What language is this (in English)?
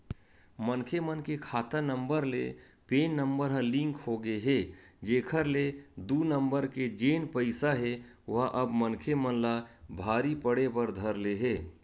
Chhattisgarhi